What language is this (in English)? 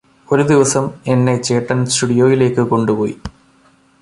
Malayalam